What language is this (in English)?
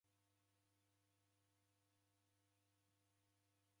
Taita